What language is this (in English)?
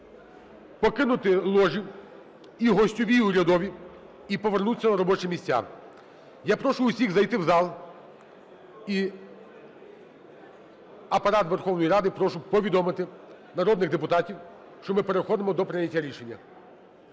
Ukrainian